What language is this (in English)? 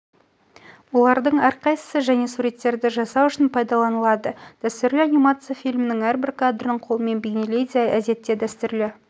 Kazakh